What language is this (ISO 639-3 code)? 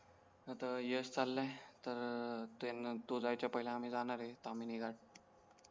mar